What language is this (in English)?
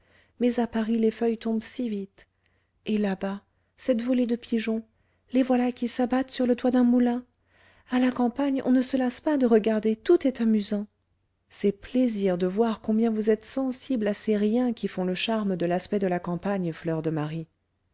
French